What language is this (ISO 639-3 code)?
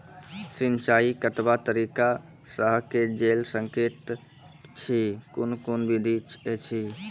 mai